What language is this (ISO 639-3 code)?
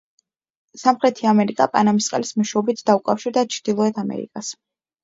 kat